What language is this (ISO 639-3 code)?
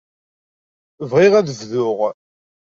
kab